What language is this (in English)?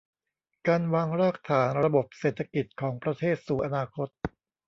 Thai